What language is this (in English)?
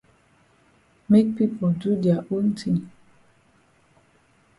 Cameroon Pidgin